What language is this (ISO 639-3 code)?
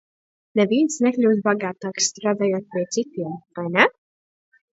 lav